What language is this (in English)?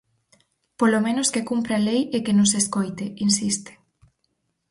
Galician